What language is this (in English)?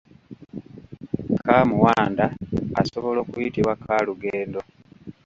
Ganda